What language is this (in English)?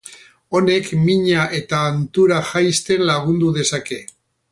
Basque